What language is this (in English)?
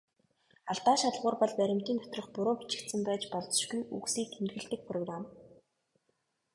Mongolian